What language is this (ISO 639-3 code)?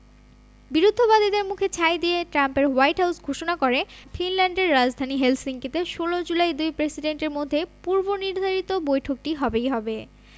ben